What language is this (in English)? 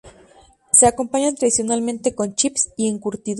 Spanish